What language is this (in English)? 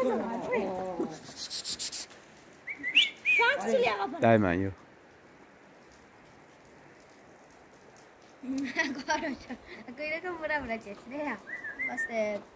Turkish